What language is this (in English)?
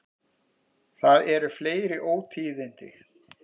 Icelandic